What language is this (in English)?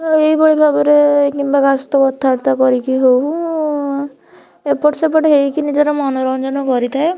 Odia